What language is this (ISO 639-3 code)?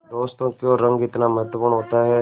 hin